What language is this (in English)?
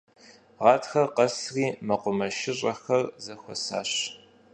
Kabardian